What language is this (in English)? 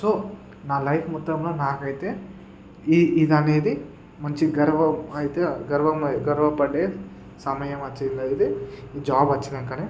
Telugu